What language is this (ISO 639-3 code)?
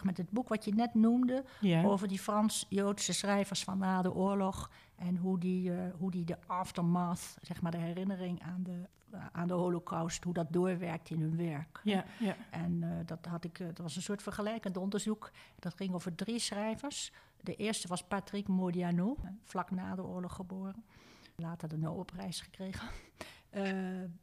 nld